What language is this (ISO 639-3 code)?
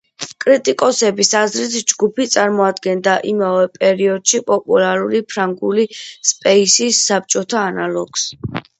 kat